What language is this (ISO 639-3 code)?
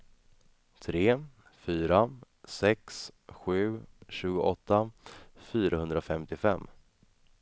swe